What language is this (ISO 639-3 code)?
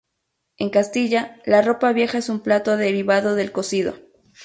spa